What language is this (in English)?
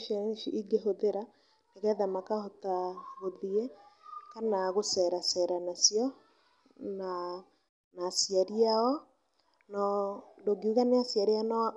Kikuyu